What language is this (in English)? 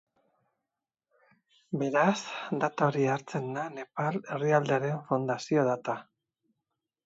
Basque